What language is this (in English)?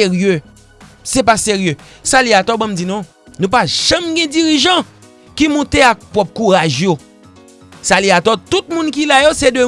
French